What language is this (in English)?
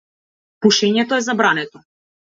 Macedonian